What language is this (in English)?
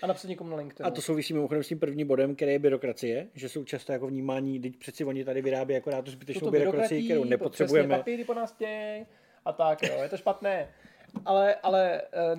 Czech